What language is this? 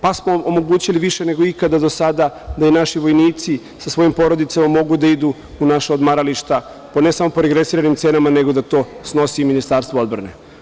Serbian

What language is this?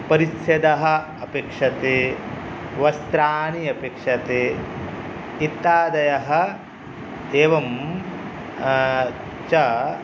Sanskrit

